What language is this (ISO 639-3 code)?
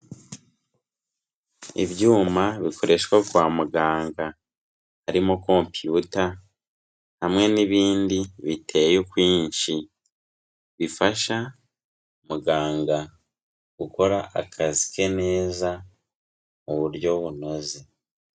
kin